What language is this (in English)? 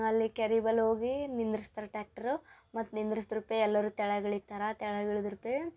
Kannada